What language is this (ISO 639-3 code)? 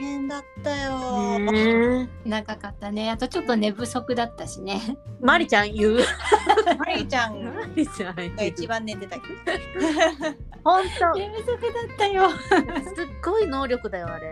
jpn